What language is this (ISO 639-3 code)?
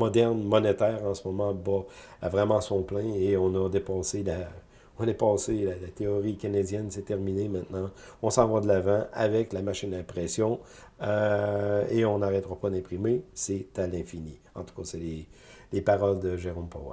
fra